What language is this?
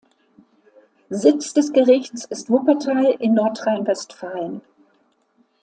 German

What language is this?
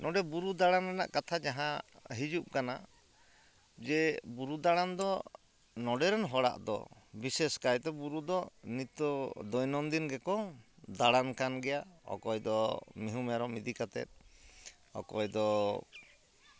Santali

